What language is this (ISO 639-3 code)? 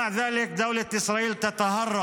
heb